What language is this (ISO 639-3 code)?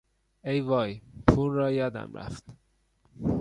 fas